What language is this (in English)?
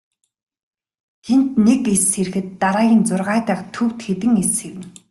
Mongolian